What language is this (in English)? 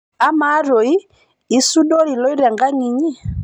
Masai